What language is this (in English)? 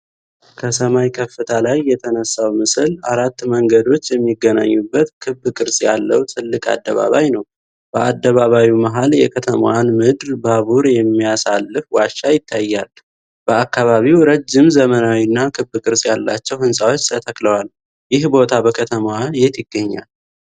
Amharic